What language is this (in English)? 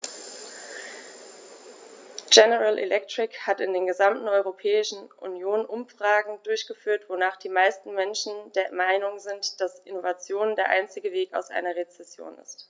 German